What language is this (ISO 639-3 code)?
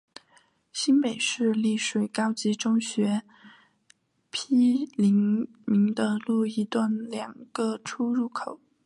zho